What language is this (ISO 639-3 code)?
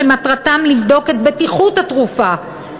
heb